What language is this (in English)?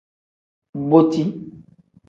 Tem